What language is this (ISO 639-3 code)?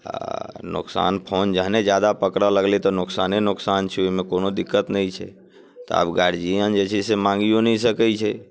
mai